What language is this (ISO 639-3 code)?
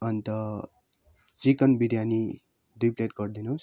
nep